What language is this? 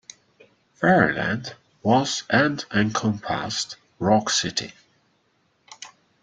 English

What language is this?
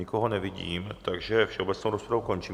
Czech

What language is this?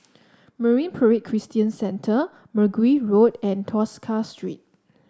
English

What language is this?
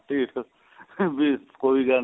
Punjabi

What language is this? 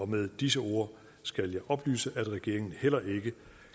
Danish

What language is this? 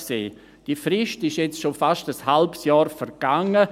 Swiss German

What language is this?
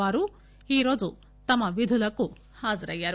Telugu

